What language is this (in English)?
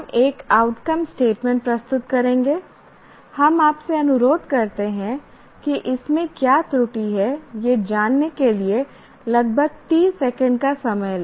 Hindi